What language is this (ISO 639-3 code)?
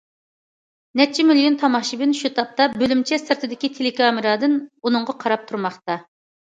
uig